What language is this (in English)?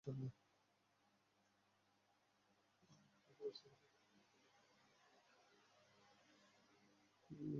Bangla